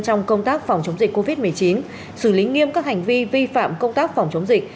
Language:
Vietnamese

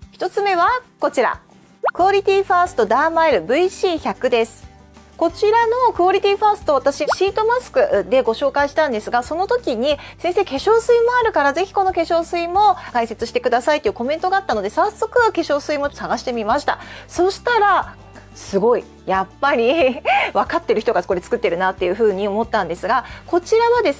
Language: Japanese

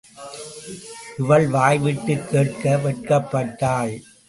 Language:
Tamil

